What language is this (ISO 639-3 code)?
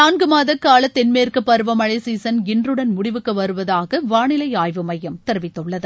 tam